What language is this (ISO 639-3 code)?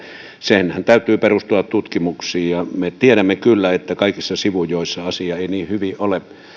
fin